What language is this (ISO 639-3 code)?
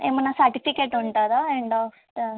tel